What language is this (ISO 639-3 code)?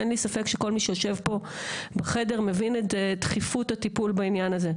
heb